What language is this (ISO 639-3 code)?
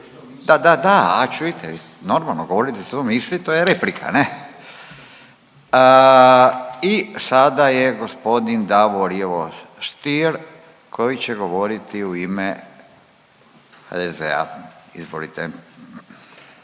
hrv